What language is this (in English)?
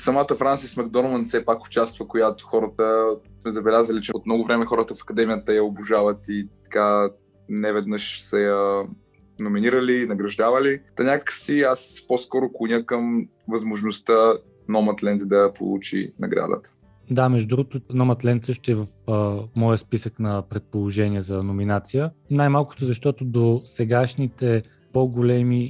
Bulgarian